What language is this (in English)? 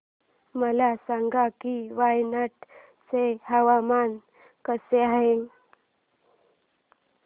Marathi